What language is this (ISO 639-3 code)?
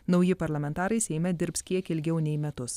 lit